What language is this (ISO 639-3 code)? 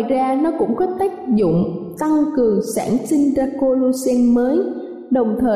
vie